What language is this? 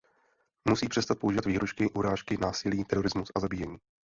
Czech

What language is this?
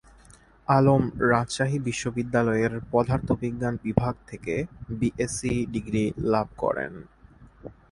Bangla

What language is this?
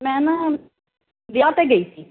Punjabi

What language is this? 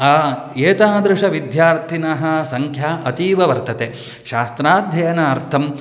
Sanskrit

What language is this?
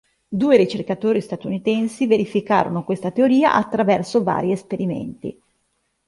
Italian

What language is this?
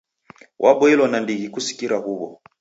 Taita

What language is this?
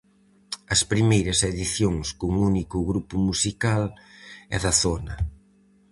Galician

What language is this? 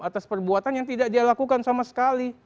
Indonesian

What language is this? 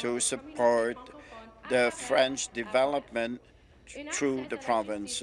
English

